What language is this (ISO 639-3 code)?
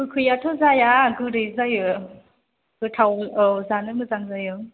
brx